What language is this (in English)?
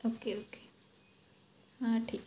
Marathi